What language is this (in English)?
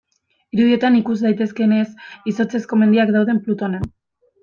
Basque